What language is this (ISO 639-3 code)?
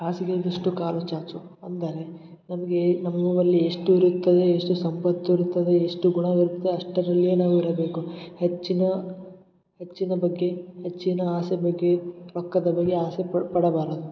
kan